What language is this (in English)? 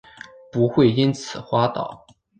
Chinese